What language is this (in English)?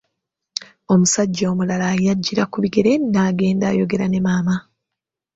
Ganda